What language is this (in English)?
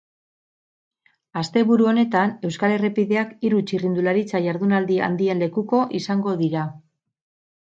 Basque